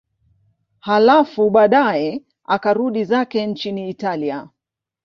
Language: Swahili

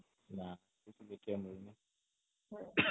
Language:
Odia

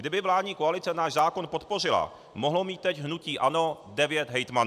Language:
Czech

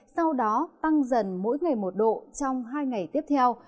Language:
Vietnamese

